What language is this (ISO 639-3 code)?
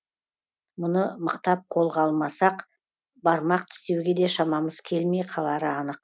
kaz